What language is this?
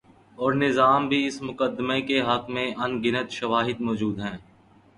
Urdu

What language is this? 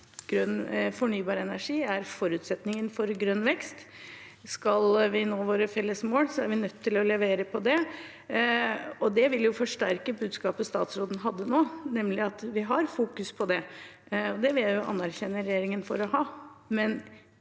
Norwegian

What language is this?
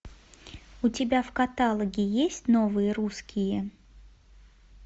Russian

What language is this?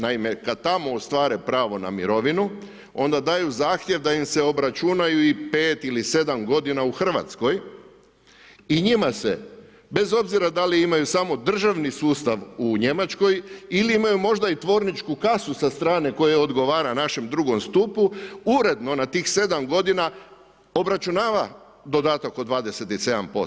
Croatian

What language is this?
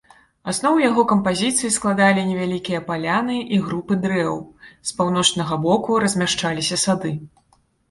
Belarusian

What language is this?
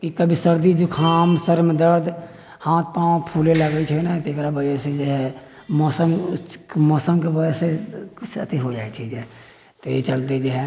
Maithili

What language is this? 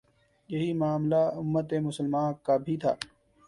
Urdu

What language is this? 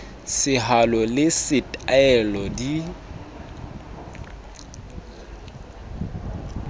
Southern Sotho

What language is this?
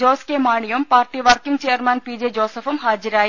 Malayalam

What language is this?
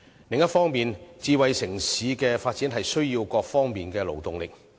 Cantonese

